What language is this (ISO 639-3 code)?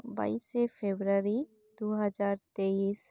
sat